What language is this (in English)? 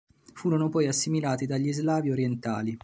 Italian